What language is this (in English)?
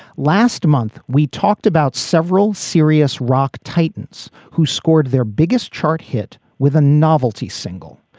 English